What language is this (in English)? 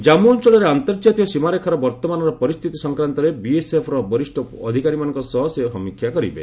Odia